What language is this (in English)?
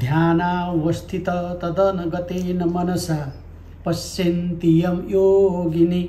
Hindi